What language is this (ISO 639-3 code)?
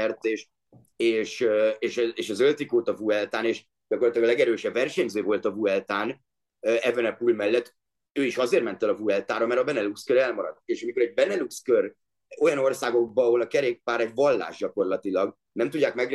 hun